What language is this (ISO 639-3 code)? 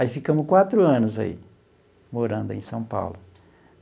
por